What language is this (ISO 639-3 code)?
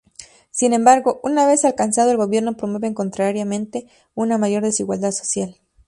spa